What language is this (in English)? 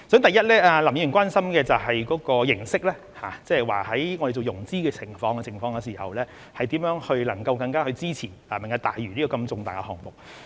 Cantonese